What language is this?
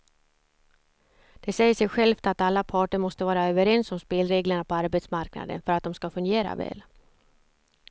Swedish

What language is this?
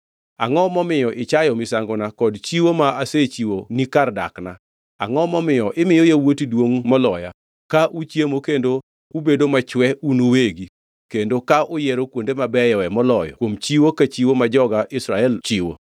Luo (Kenya and Tanzania)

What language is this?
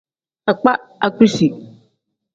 Tem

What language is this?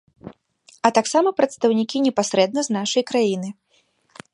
Belarusian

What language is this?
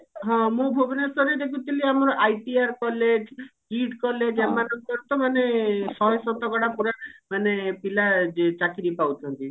Odia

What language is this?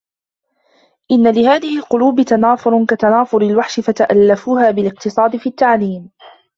Arabic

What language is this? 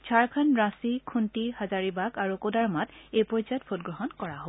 Assamese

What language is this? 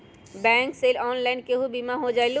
Magahi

